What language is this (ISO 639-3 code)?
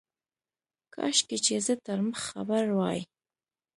pus